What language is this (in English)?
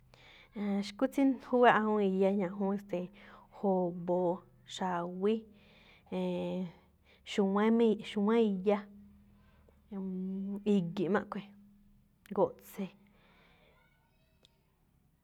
Malinaltepec Me'phaa